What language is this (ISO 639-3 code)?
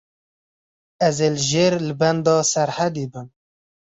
kur